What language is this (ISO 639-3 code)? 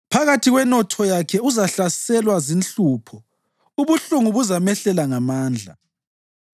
nde